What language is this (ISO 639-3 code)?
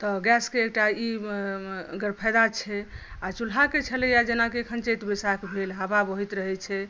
mai